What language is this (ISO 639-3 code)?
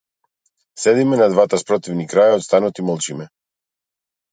mkd